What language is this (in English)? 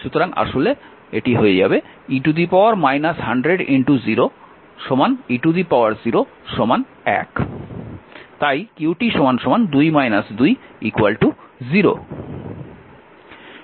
Bangla